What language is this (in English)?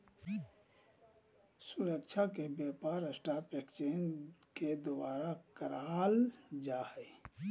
Magahi